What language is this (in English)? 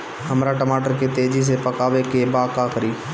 Bhojpuri